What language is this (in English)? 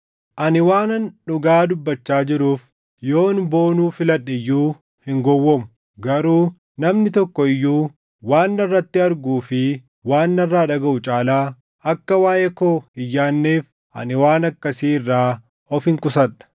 Oromo